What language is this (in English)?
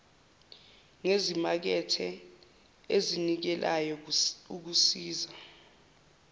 Zulu